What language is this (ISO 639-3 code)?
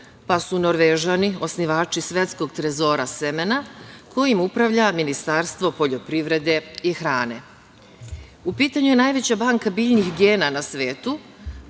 srp